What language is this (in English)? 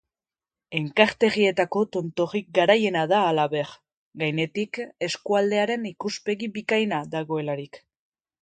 Basque